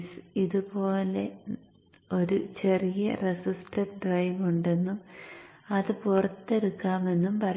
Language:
Malayalam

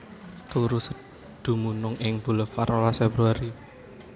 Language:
Javanese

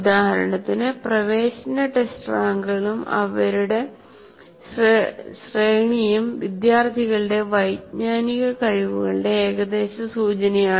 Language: Malayalam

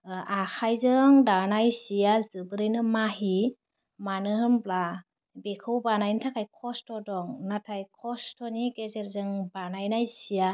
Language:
Bodo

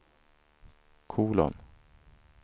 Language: Swedish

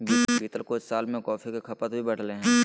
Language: Magahi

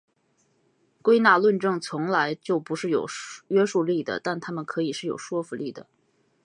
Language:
Chinese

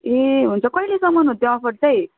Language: Nepali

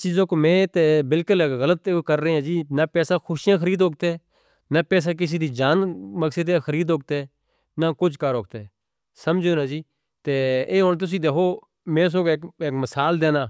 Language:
Northern Hindko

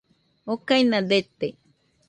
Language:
Nüpode Huitoto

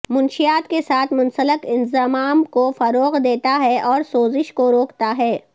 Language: Urdu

